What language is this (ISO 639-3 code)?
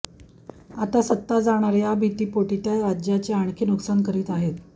mar